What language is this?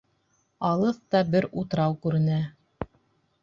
Bashkir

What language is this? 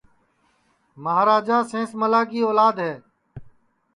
Sansi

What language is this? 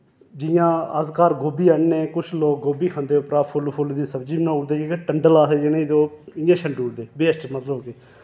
Dogri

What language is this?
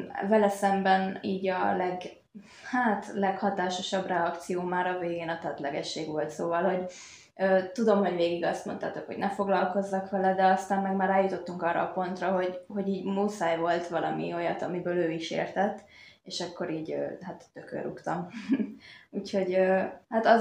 Hungarian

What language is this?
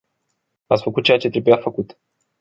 Romanian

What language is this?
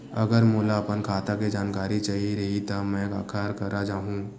Chhattisgarhi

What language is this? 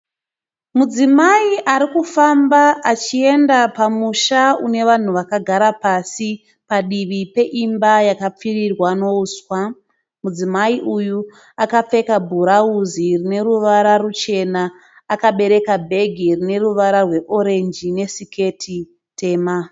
Shona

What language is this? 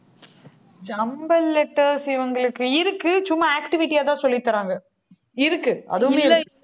Tamil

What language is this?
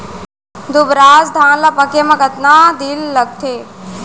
Chhattisgarhi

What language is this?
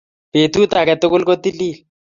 Kalenjin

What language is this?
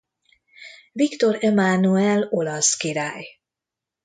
Hungarian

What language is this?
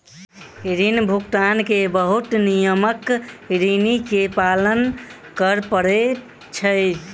Maithili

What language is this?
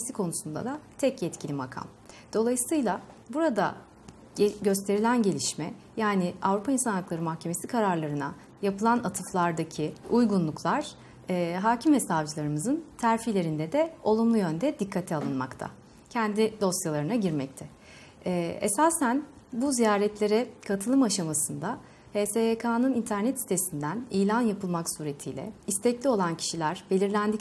Turkish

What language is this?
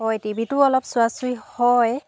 Assamese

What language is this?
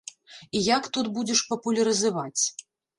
Belarusian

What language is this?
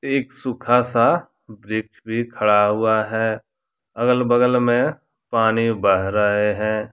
Hindi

